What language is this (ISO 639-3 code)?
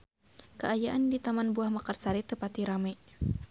sun